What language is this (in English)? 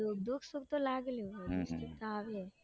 Gujarati